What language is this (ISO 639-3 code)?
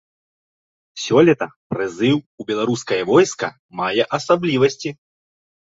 bel